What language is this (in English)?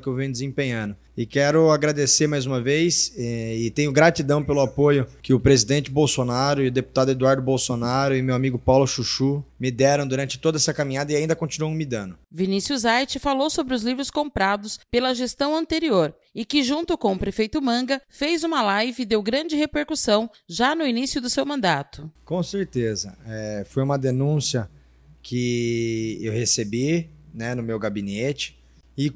Portuguese